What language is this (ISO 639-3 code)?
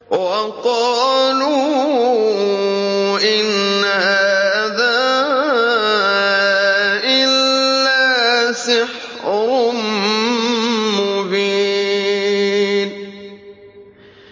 ara